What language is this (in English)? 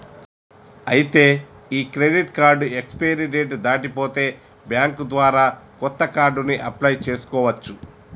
Telugu